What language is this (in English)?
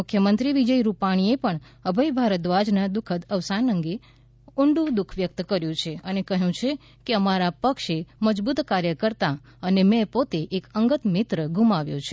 Gujarati